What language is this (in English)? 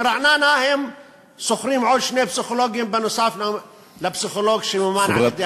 Hebrew